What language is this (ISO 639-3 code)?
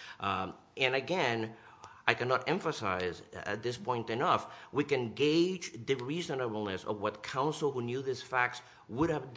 eng